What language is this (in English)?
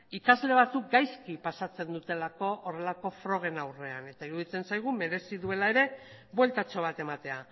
Basque